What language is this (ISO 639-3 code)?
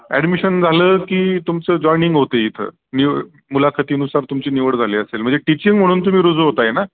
mar